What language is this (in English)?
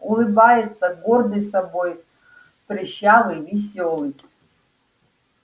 Russian